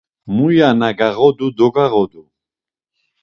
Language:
Laz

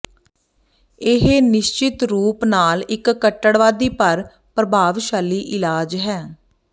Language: Punjabi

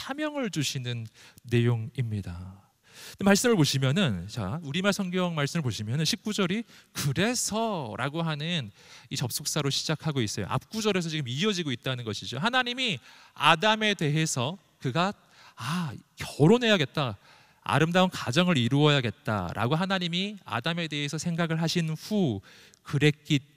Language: Korean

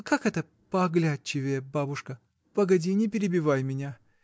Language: Russian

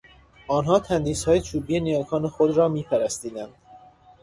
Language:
Persian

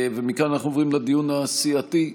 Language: Hebrew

